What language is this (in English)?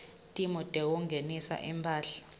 Swati